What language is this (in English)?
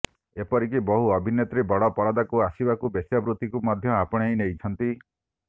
Odia